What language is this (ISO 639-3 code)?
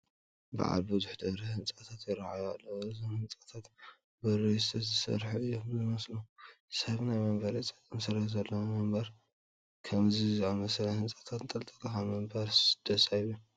tir